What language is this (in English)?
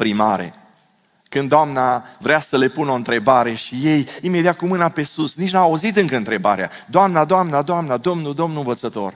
Romanian